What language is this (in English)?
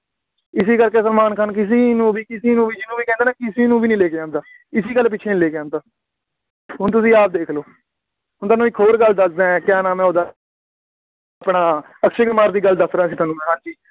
Punjabi